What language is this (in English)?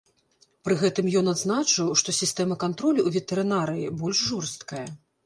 Belarusian